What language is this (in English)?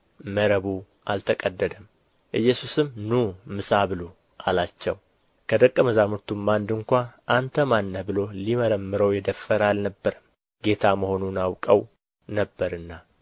Amharic